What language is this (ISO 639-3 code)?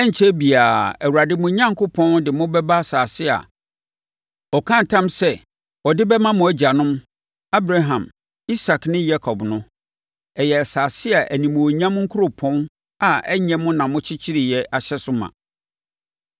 aka